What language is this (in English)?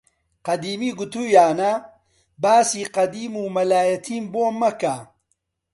Central Kurdish